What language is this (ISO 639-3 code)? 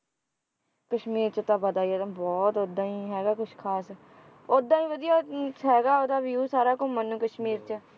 pan